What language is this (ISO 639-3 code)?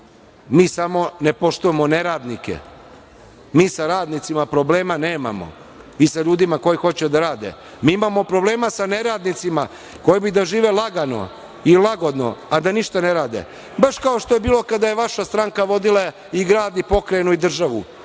srp